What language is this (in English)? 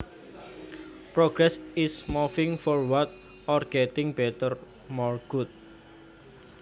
Javanese